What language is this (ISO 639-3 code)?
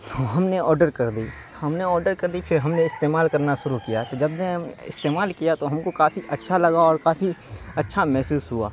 urd